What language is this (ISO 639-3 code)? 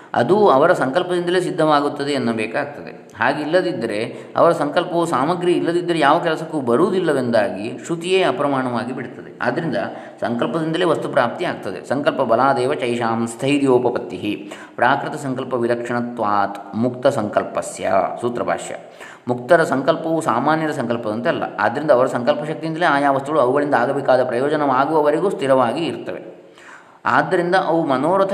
kan